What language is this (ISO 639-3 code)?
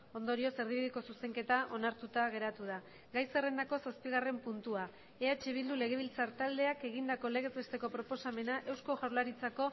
eus